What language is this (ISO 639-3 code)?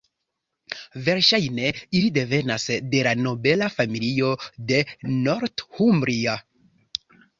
epo